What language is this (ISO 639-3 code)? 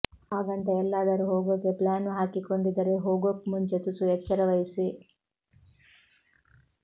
kan